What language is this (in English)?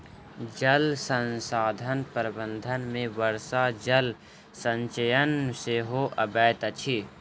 Maithili